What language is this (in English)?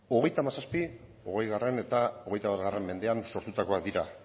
Basque